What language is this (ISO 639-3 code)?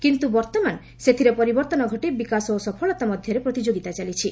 ori